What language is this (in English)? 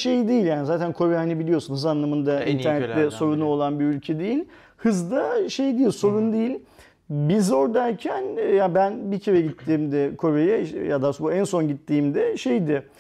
Turkish